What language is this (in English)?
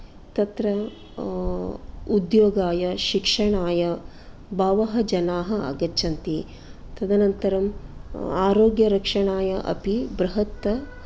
Sanskrit